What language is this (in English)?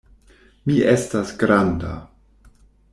Esperanto